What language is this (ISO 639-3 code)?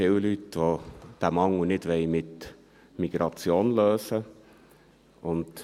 gsw